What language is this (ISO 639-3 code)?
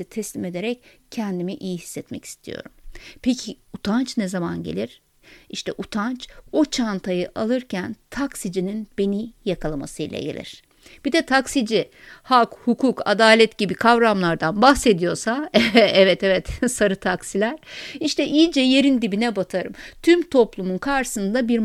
tur